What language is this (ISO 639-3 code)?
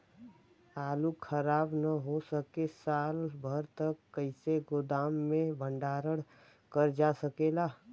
bho